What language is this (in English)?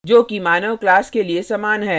Hindi